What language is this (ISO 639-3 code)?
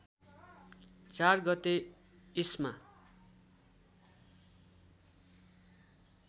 nep